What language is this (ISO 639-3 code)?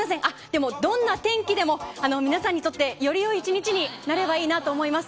jpn